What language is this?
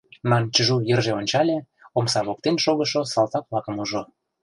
Mari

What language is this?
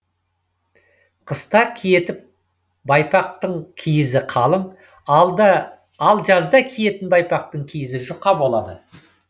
Kazakh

